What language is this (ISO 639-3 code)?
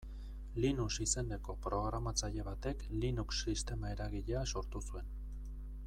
eus